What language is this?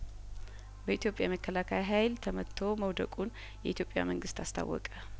Amharic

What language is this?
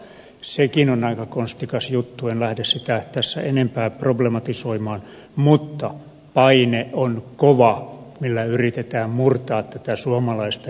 Finnish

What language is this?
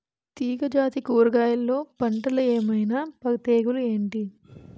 Telugu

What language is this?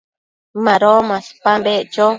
Matsés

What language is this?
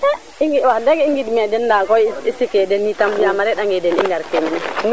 Serer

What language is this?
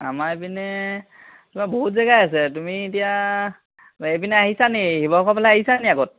Assamese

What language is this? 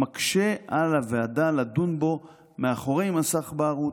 Hebrew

